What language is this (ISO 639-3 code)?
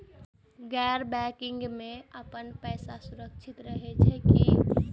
mai